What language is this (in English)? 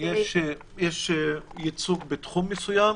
Hebrew